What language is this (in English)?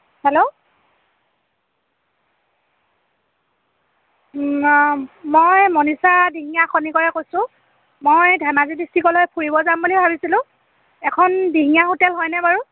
Assamese